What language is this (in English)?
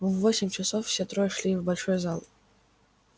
Russian